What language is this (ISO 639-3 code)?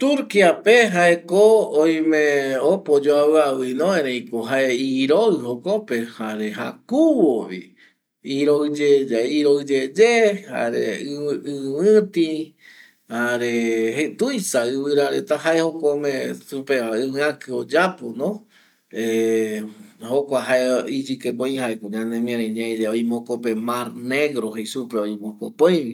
gui